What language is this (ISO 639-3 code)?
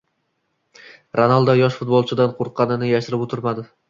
uzb